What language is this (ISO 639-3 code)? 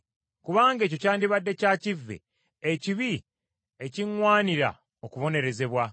lug